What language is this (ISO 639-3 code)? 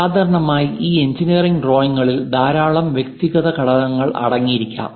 mal